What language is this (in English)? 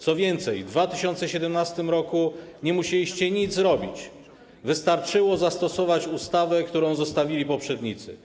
Polish